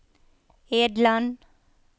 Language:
Norwegian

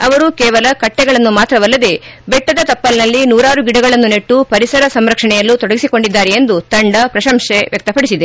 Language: Kannada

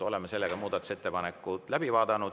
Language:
Estonian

